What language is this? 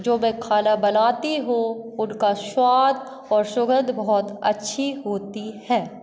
Hindi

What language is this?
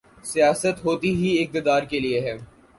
Urdu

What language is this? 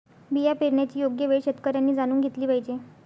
Marathi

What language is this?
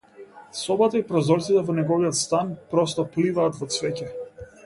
Macedonian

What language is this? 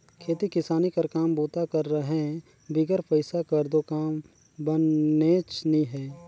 Chhattisgarhi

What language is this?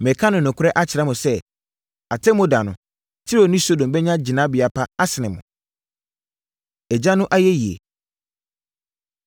Akan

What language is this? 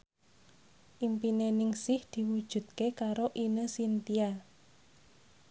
Javanese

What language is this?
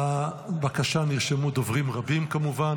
Hebrew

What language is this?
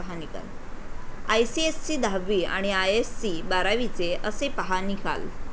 Marathi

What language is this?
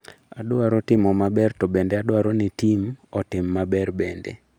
Luo (Kenya and Tanzania)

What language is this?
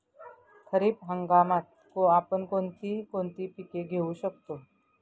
Marathi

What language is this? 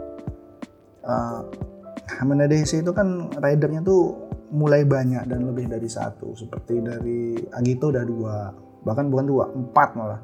Indonesian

